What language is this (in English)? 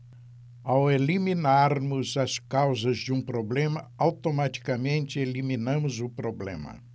Portuguese